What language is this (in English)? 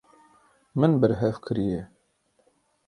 Kurdish